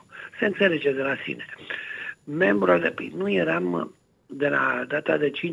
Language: Romanian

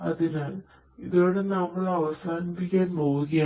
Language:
Malayalam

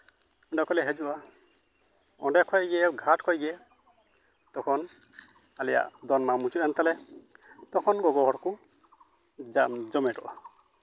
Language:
Santali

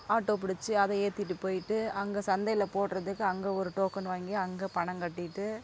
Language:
Tamil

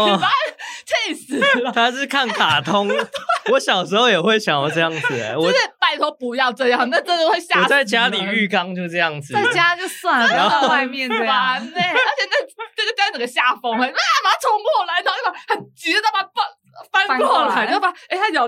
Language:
Chinese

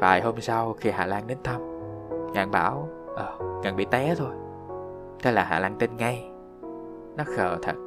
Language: Vietnamese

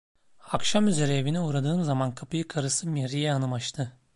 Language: Turkish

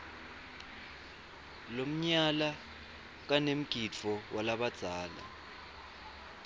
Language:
Swati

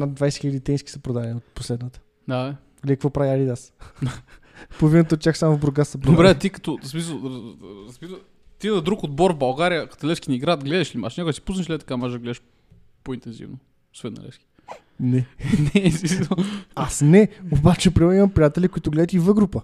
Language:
Bulgarian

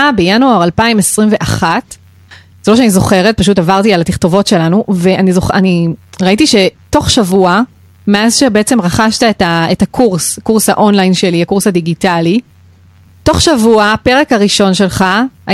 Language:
Hebrew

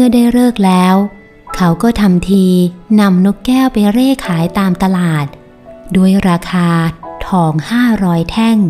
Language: Thai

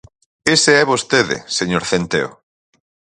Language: Galician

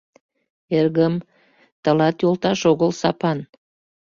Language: Mari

